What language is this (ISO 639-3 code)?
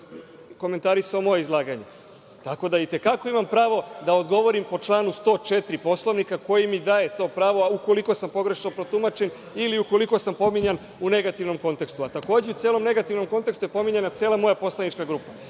srp